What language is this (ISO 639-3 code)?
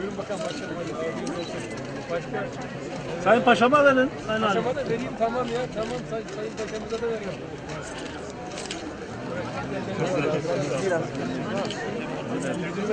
tur